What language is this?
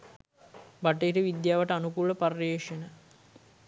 Sinhala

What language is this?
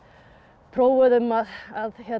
Icelandic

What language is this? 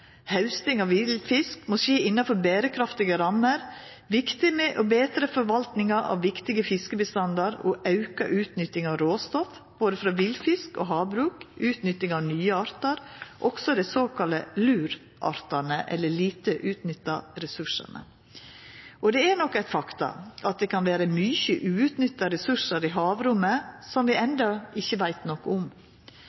Norwegian Nynorsk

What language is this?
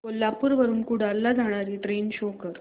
Marathi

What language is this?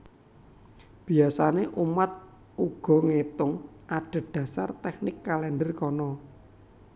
Javanese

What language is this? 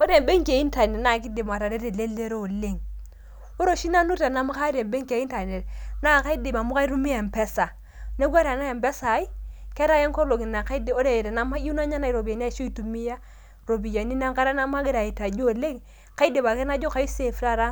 Masai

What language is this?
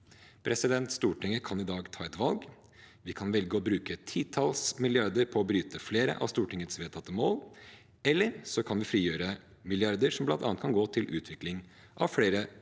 Norwegian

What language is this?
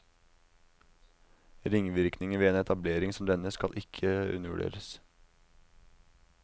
Norwegian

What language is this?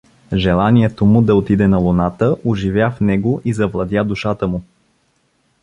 Bulgarian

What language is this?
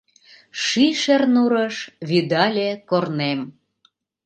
Mari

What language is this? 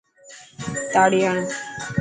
Dhatki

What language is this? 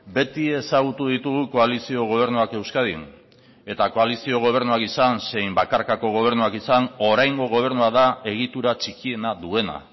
Basque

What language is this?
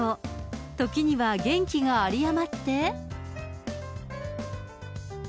Japanese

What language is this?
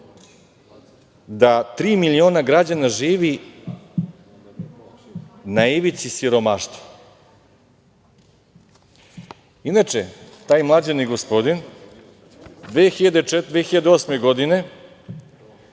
Serbian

